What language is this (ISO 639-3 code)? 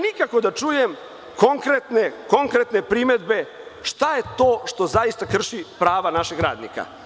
srp